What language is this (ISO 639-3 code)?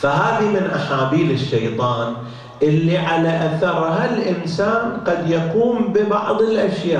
ara